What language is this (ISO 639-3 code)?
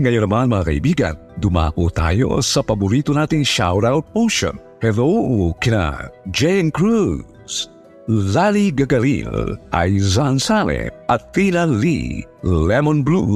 fil